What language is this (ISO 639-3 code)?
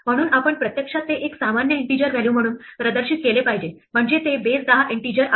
mar